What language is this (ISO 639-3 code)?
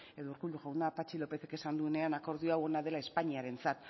eus